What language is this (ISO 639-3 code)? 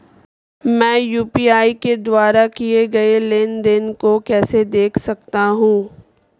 hin